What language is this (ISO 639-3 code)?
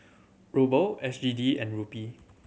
eng